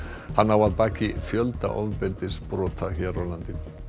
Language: Icelandic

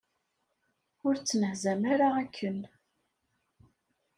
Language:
Kabyle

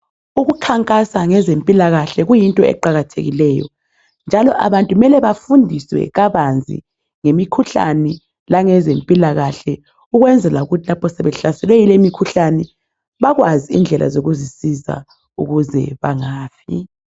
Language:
North Ndebele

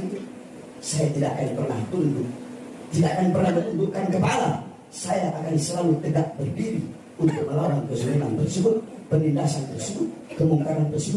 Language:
Indonesian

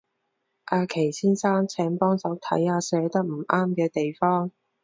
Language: Cantonese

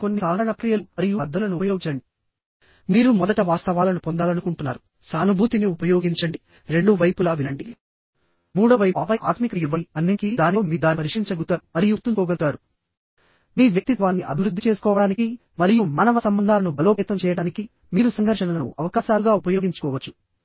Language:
Telugu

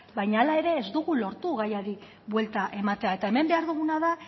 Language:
Basque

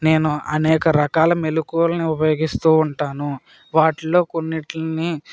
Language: Telugu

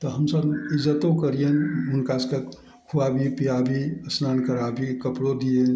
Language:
Maithili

